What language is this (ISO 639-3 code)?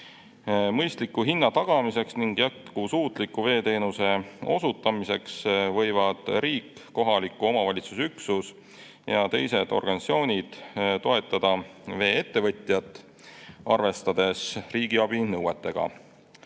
est